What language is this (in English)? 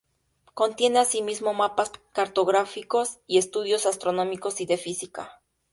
Spanish